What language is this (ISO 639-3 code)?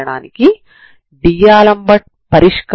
tel